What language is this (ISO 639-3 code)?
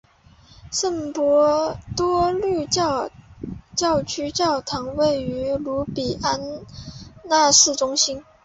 zho